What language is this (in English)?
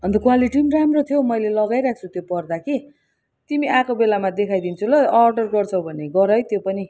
Nepali